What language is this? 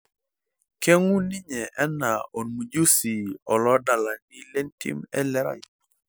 Masai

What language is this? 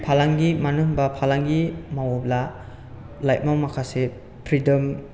Bodo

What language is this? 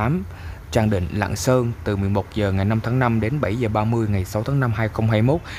Vietnamese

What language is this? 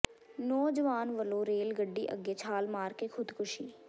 Punjabi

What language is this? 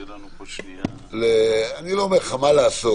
Hebrew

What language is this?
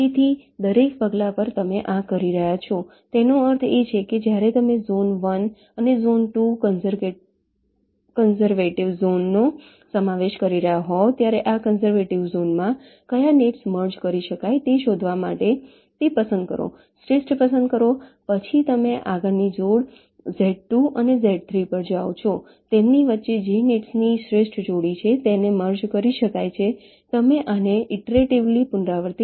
Gujarati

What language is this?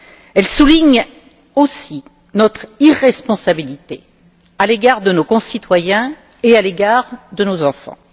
French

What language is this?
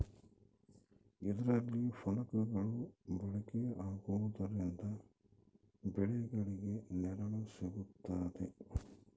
Kannada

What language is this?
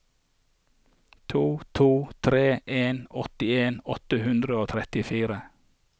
Norwegian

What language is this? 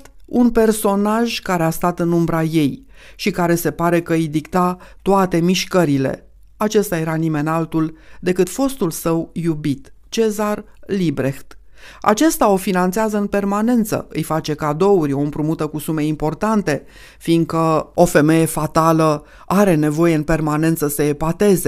Romanian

